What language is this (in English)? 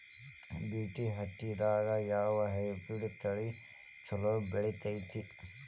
Kannada